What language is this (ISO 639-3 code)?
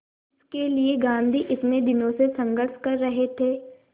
hin